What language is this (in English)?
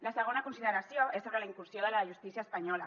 Catalan